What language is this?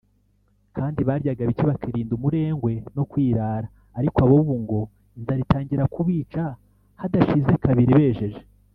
Kinyarwanda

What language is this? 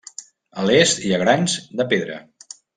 Catalan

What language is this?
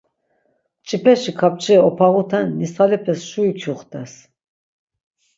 Laz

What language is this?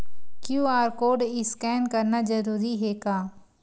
Chhattisgarhi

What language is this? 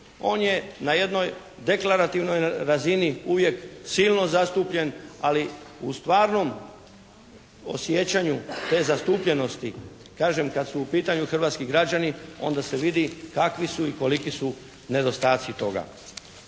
Croatian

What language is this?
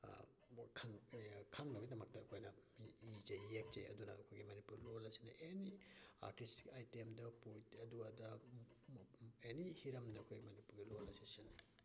Manipuri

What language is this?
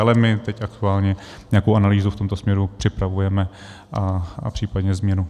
Czech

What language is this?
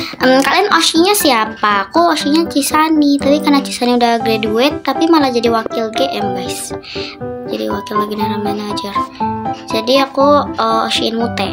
Indonesian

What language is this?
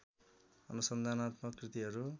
Nepali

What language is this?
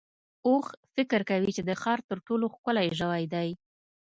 Pashto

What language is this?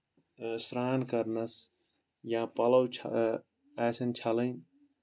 Kashmiri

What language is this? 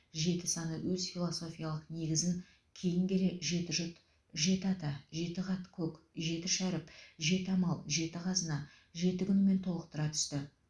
Kazakh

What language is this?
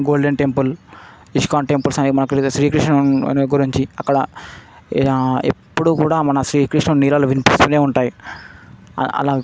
Telugu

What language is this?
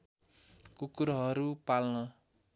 Nepali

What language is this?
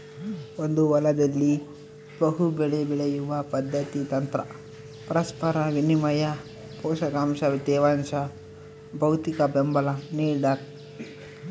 Kannada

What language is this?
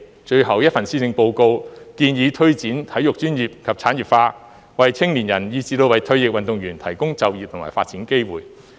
Cantonese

